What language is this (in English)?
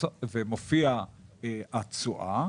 Hebrew